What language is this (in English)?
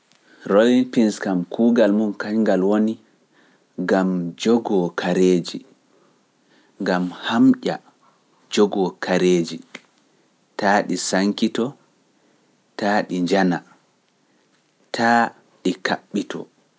Pular